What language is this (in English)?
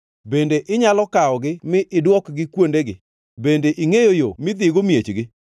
Luo (Kenya and Tanzania)